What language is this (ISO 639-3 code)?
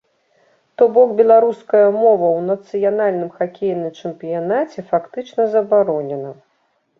bel